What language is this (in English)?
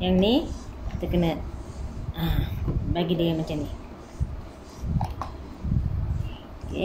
Malay